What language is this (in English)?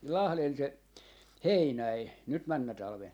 Finnish